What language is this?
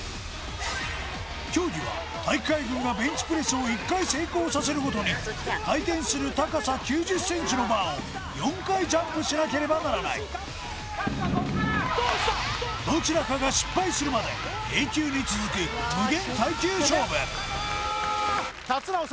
Japanese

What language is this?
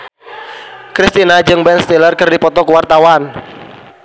Sundanese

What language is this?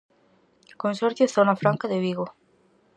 Galician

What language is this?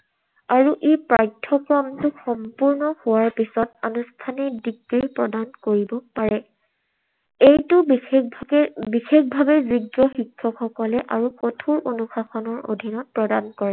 Assamese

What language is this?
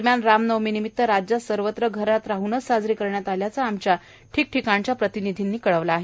Marathi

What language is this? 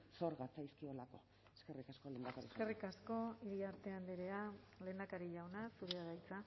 Basque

